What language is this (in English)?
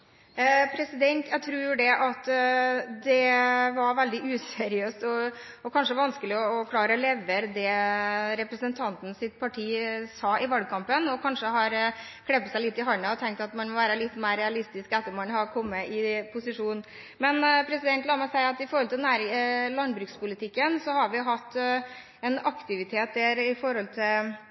Norwegian Bokmål